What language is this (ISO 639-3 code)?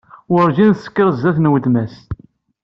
kab